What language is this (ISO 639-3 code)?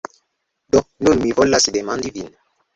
epo